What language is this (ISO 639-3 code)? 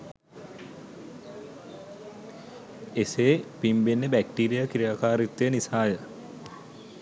sin